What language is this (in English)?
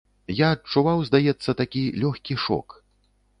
Belarusian